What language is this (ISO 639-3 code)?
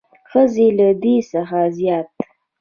pus